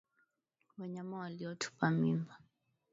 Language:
Swahili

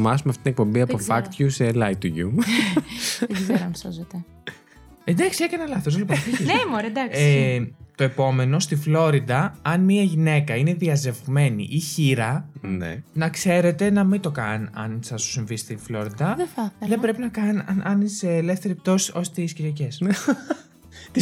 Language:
Greek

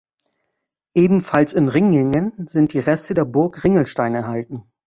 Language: German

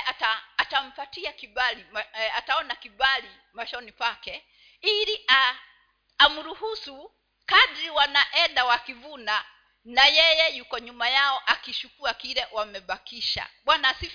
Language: Swahili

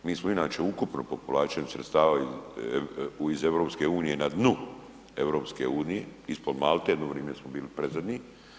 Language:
Croatian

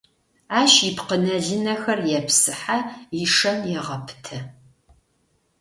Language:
Adyghe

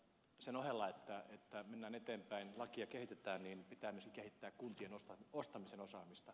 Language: Finnish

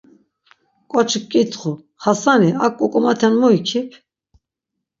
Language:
Laz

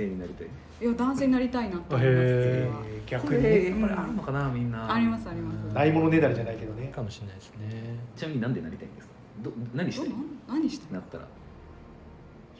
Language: Japanese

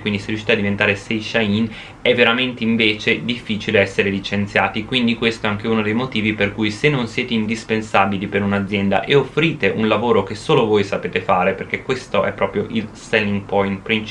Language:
Italian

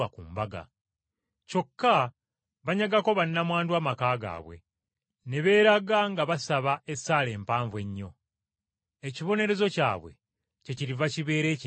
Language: Ganda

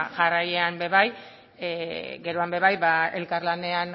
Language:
Basque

